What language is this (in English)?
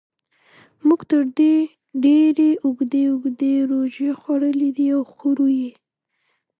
Pashto